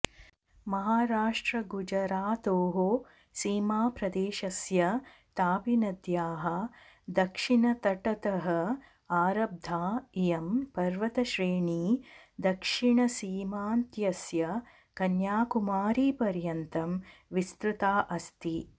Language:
Sanskrit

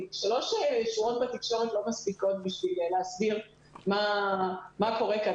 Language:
Hebrew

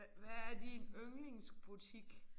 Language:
Danish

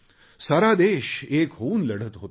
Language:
Marathi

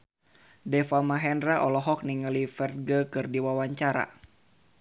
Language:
Sundanese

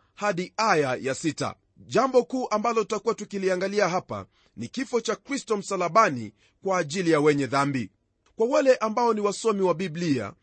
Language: Swahili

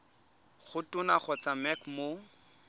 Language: Tswana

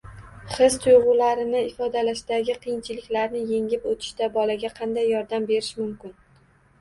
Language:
Uzbek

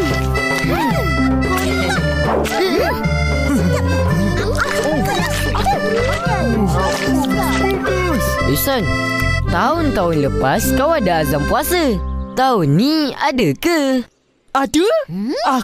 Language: Malay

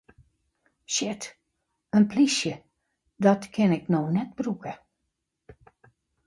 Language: Western Frisian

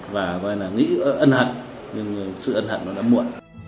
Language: Vietnamese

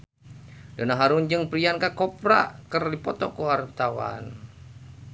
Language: Sundanese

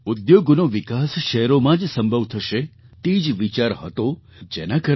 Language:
Gujarati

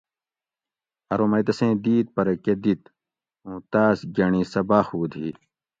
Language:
Gawri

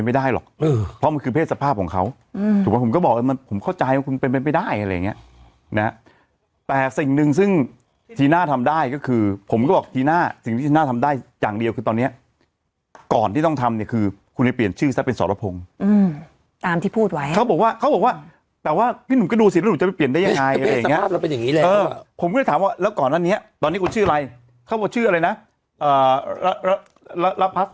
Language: Thai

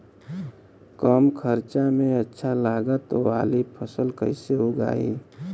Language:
Bhojpuri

